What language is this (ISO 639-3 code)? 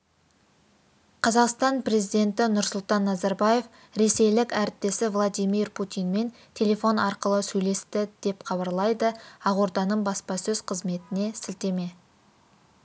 kaz